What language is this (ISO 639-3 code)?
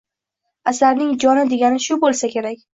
uzb